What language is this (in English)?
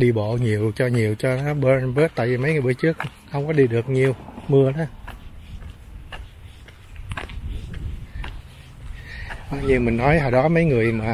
Vietnamese